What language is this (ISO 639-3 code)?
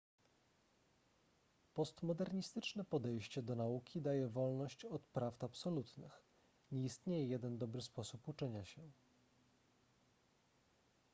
pol